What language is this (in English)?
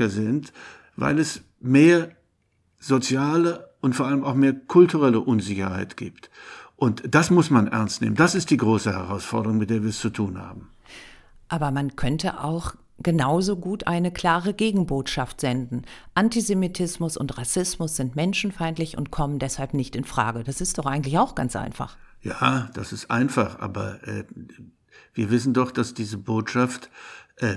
German